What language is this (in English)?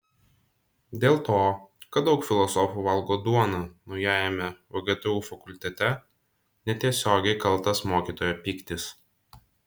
Lithuanian